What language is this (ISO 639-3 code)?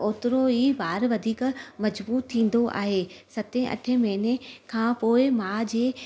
snd